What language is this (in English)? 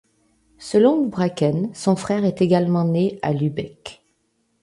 French